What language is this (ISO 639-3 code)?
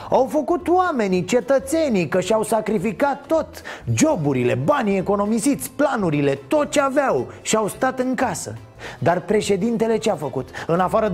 ron